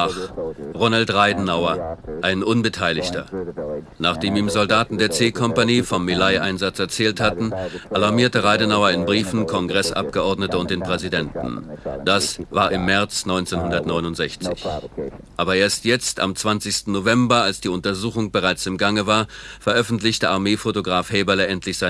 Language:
German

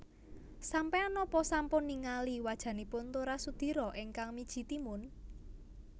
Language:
Javanese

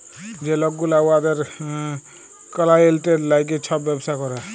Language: Bangla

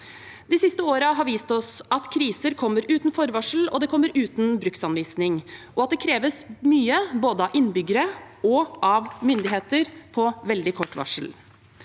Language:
Norwegian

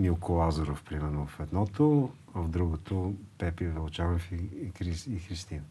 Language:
Bulgarian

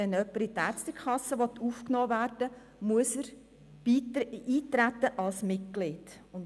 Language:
Swiss German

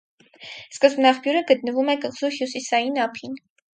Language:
Armenian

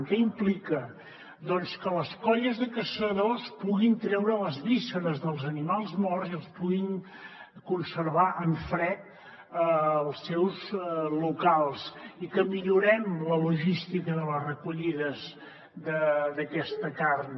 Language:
Catalan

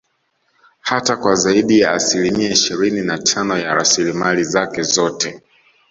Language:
Swahili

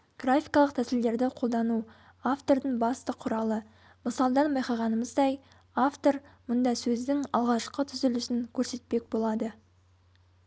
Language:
Kazakh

